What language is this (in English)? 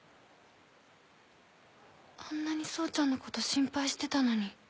Japanese